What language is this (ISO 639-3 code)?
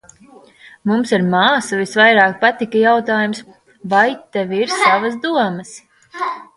lav